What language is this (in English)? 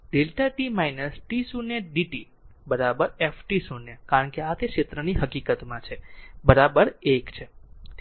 Gujarati